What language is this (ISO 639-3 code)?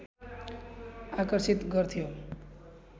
nep